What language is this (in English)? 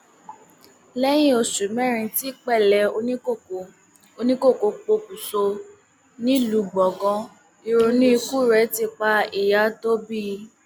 Yoruba